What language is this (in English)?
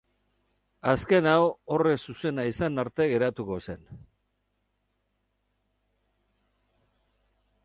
Basque